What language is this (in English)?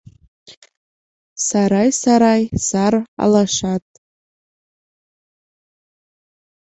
Mari